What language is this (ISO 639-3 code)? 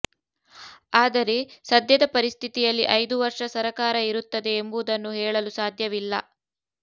kan